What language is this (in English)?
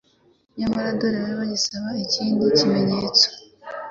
Kinyarwanda